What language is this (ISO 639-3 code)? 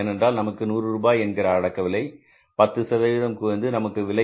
tam